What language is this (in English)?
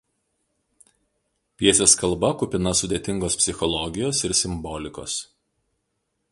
Lithuanian